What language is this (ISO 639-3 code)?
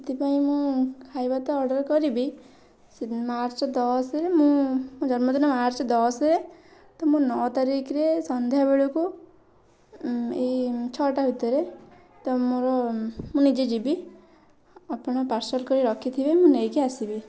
ori